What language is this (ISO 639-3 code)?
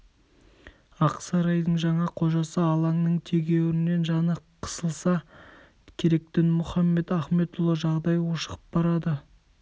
kaz